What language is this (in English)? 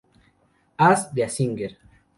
Spanish